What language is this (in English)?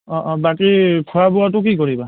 Assamese